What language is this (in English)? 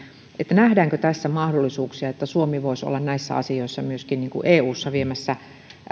Finnish